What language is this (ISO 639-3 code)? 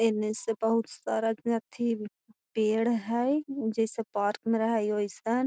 mag